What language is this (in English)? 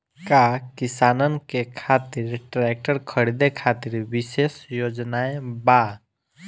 Bhojpuri